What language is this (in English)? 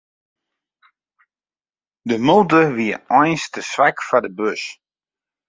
Western Frisian